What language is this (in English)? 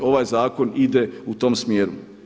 Croatian